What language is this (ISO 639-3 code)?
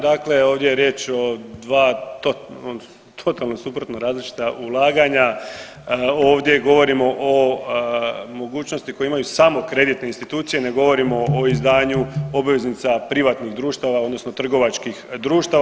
hrv